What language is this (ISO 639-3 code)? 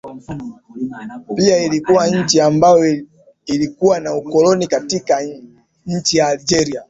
swa